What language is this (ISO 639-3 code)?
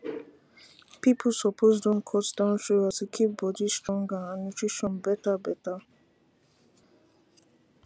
pcm